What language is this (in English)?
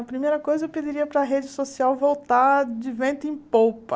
Portuguese